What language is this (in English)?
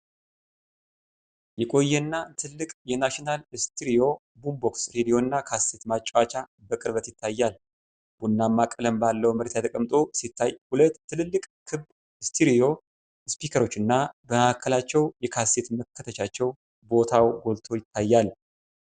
Amharic